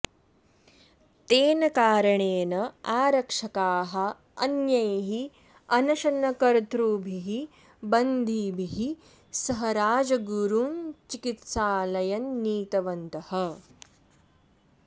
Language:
Sanskrit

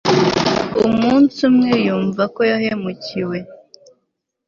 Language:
Kinyarwanda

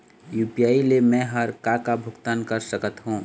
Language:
Chhattisgarhi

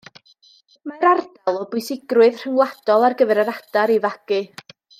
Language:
Welsh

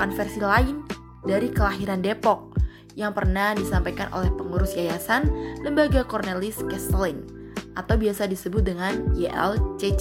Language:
Indonesian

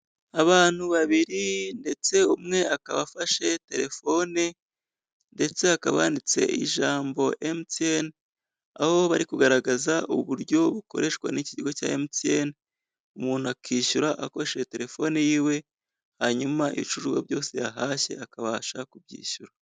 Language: Kinyarwanda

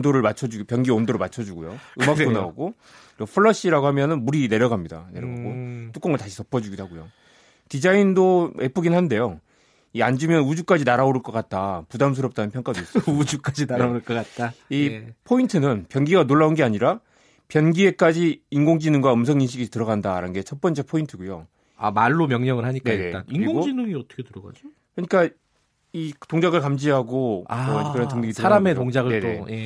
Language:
Korean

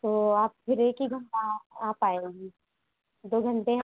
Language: Hindi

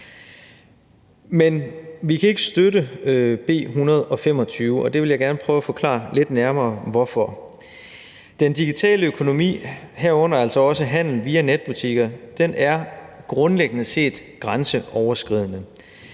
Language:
Danish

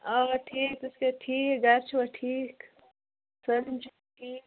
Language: Kashmiri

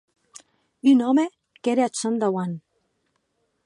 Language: Occitan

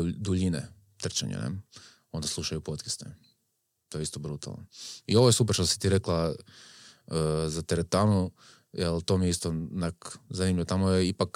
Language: Croatian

